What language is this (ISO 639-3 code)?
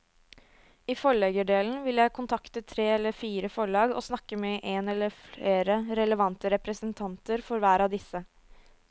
nor